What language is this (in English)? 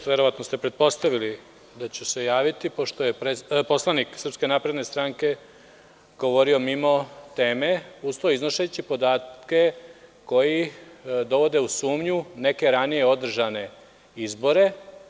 Serbian